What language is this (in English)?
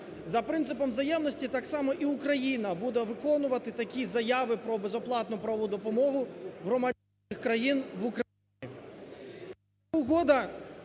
Ukrainian